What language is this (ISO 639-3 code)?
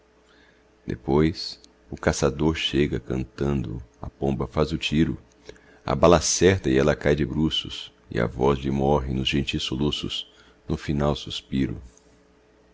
por